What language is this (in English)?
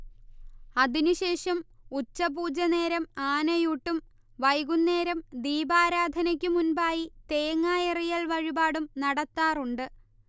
Malayalam